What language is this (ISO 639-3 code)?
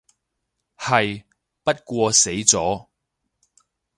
yue